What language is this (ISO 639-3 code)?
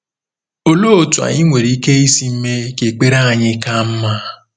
ibo